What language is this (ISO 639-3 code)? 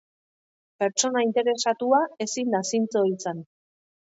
eus